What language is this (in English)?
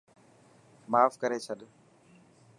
Dhatki